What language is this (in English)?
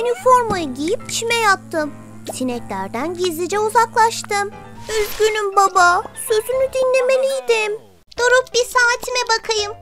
Turkish